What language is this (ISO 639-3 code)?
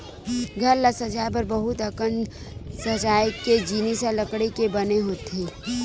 hne